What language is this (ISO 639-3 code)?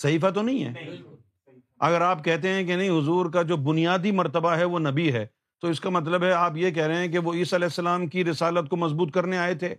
urd